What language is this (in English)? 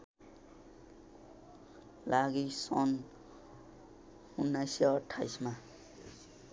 Nepali